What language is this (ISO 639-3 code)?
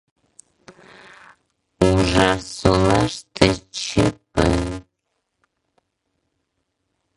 chm